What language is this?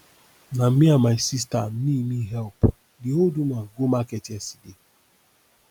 Nigerian Pidgin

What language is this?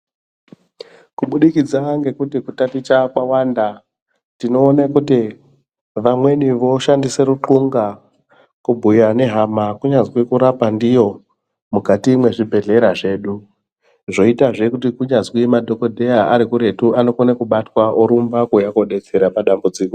Ndau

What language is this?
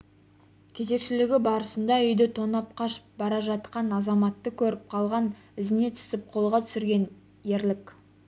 Kazakh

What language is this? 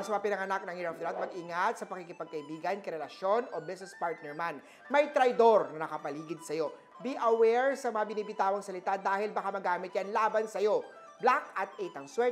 Filipino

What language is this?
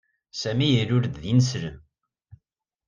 Kabyle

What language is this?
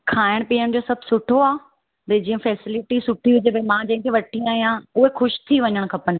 Sindhi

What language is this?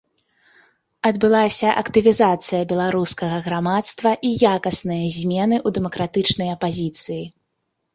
Belarusian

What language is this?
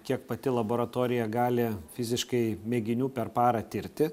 Lithuanian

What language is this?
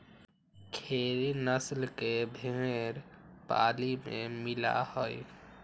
Magahi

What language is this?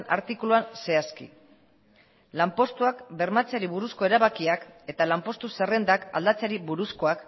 Basque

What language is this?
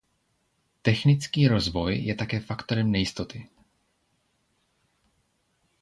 Czech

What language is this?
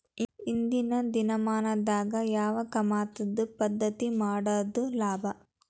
Kannada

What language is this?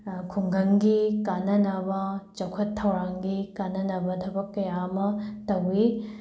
Manipuri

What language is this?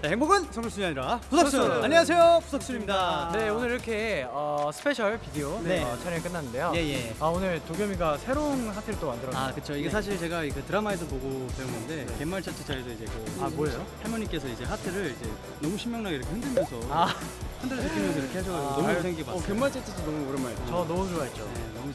Korean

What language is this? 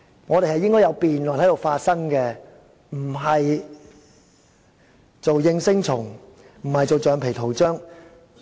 Cantonese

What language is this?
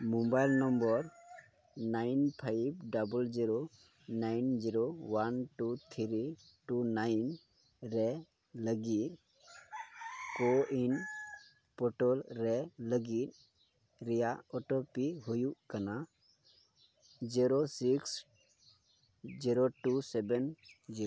Santali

